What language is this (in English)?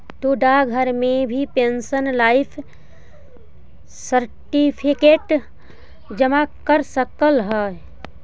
Magahi